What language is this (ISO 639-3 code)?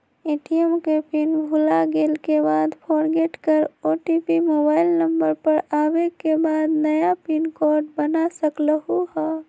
mag